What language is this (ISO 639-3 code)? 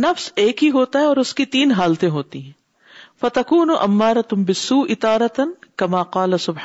urd